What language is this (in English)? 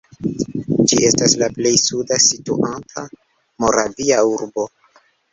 Esperanto